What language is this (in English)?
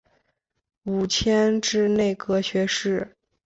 Chinese